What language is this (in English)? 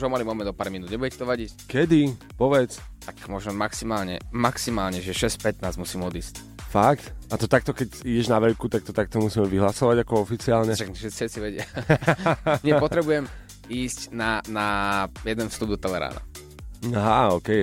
Slovak